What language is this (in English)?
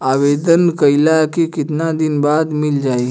Bhojpuri